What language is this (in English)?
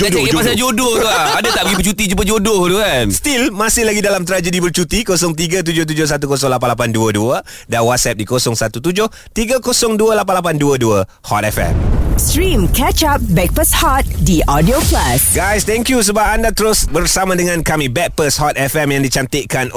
Malay